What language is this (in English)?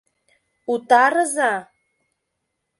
Mari